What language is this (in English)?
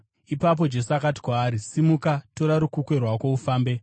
Shona